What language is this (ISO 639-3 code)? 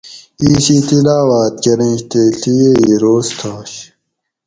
gwc